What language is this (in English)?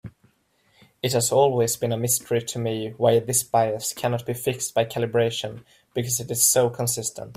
English